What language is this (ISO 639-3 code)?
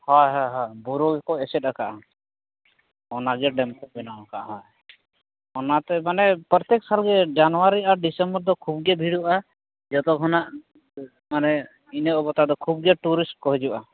sat